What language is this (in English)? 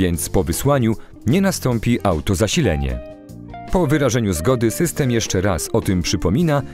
Polish